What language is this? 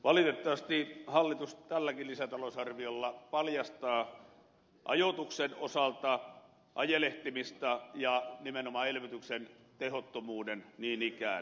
Finnish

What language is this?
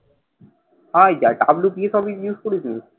Bangla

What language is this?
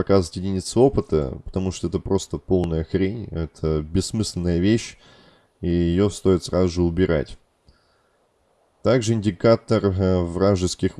Russian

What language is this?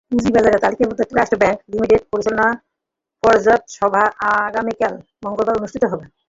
Bangla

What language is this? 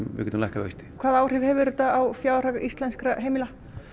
Icelandic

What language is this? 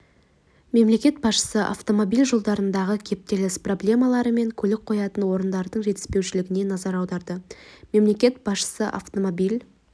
Kazakh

